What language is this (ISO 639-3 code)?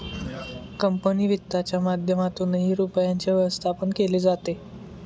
mar